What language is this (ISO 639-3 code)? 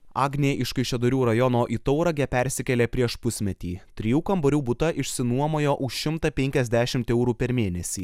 lit